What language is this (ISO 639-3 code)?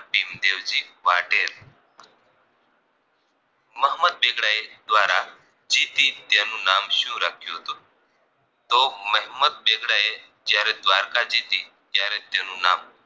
guj